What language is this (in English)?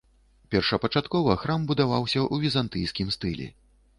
Belarusian